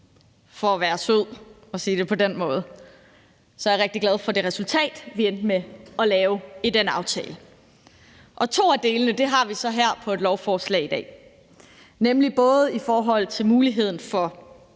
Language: Danish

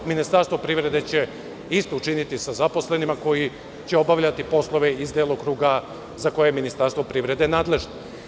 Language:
Serbian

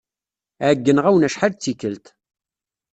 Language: Kabyle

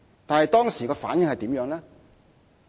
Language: Cantonese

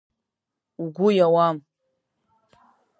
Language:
Abkhazian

